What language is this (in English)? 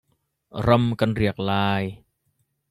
Hakha Chin